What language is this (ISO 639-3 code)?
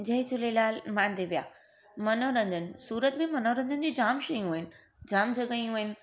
snd